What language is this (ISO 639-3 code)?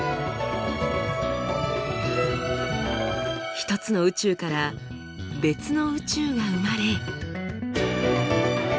jpn